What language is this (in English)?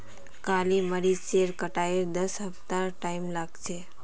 Magahi